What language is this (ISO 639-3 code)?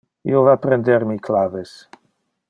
ina